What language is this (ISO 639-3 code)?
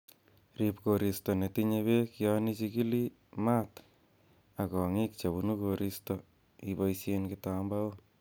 kln